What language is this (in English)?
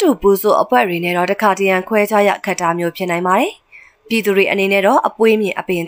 English